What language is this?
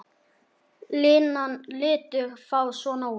Icelandic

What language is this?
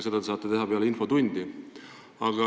Estonian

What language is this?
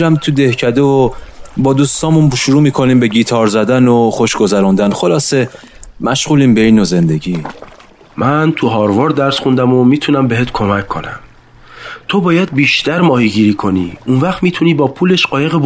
Persian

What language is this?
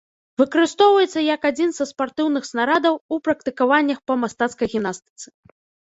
Belarusian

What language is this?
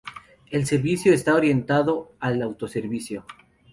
Spanish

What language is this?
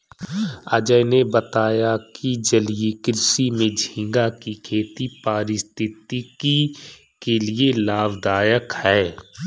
Hindi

